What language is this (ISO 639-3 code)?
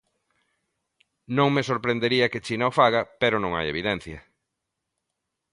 glg